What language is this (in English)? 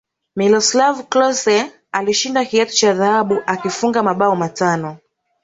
Swahili